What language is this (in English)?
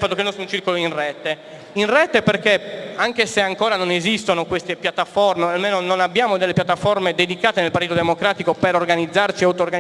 Italian